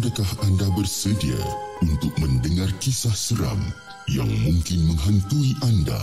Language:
Malay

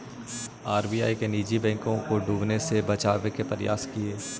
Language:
Magahi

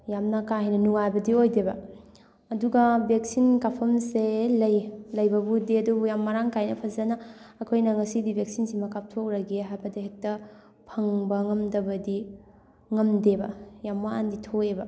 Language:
Manipuri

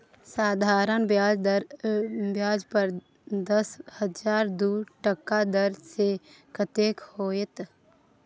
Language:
Maithili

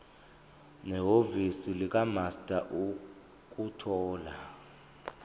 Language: Zulu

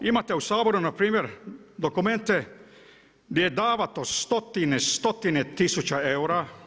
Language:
Croatian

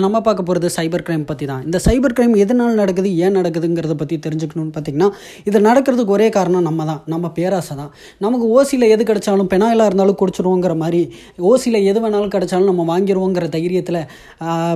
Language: Tamil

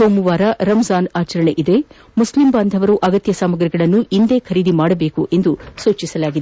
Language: Kannada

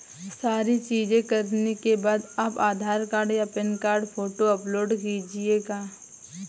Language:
Hindi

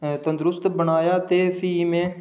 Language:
Dogri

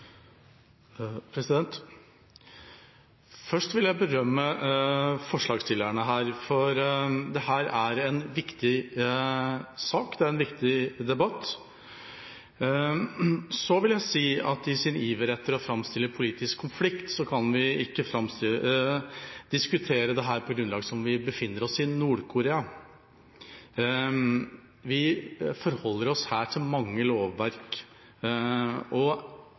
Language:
Norwegian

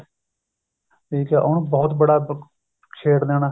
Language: Punjabi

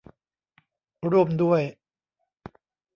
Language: Thai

